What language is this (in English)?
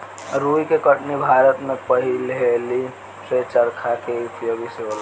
Bhojpuri